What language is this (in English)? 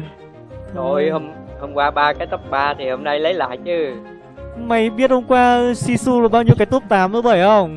Vietnamese